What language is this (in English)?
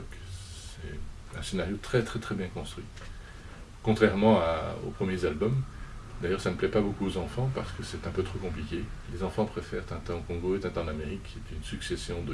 French